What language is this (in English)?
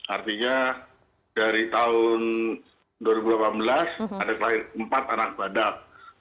Indonesian